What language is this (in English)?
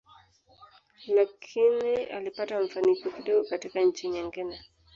Swahili